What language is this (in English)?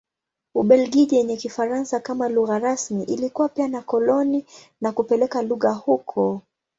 Swahili